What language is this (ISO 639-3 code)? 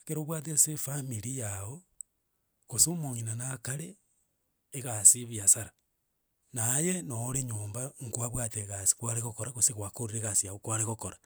guz